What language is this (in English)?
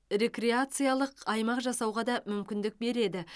Kazakh